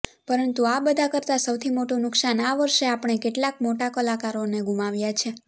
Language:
Gujarati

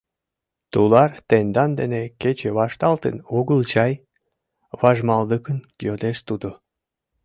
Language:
Mari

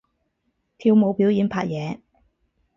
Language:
Cantonese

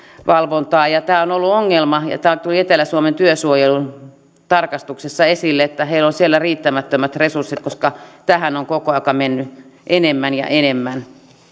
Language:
Finnish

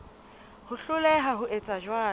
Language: Southern Sotho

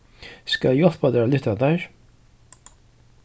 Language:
Faroese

